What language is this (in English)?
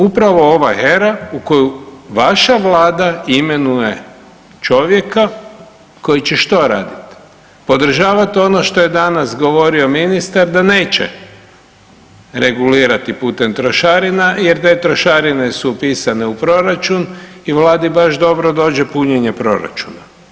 Croatian